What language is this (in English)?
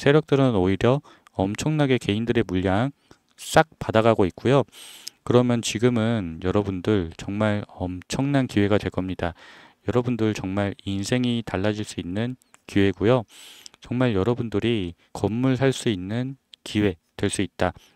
Korean